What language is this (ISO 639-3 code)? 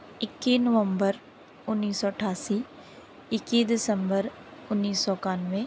pan